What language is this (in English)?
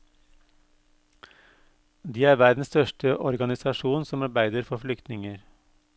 Norwegian